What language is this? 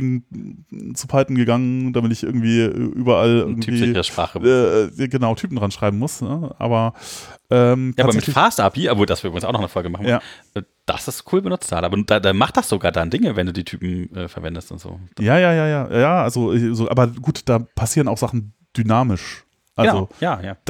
German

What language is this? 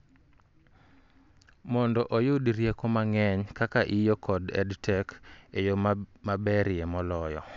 Luo (Kenya and Tanzania)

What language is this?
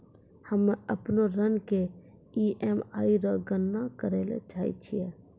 Maithili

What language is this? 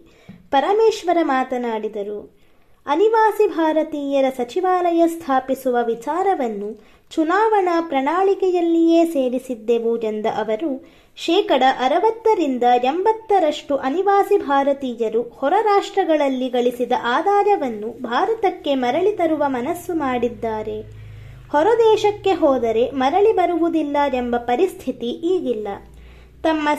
Kannada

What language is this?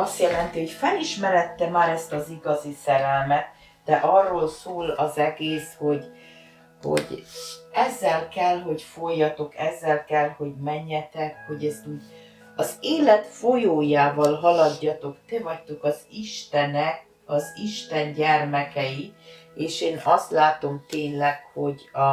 Hungarian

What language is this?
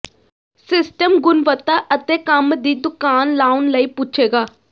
Punjabi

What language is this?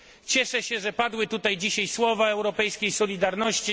Polish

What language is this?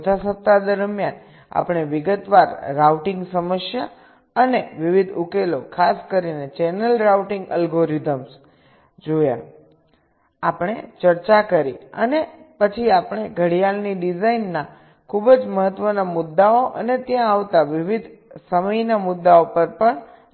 Gujarati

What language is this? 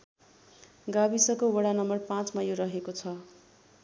Nepali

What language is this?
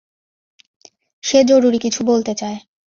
Bangla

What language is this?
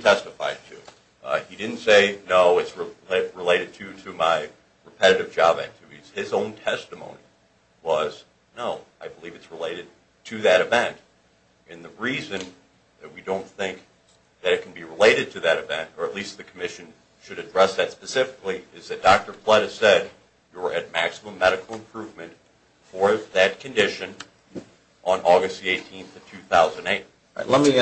English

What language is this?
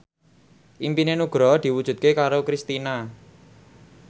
Javanese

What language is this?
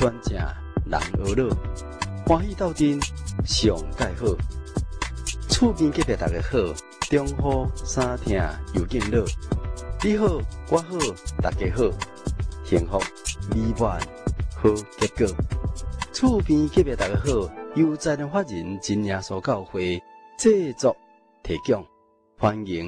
Chinese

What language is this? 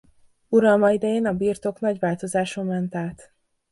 Hungarian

